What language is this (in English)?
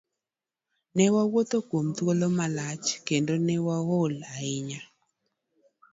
Luo (Kenya and Tanzania)